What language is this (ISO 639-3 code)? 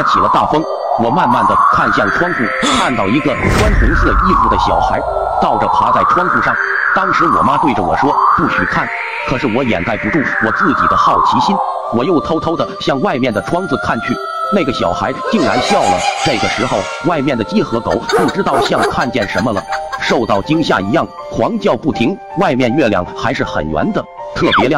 zho